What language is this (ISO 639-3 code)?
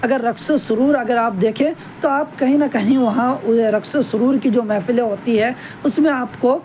urd